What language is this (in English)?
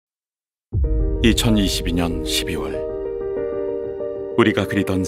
Korean